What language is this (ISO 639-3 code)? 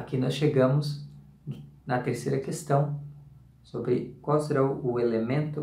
por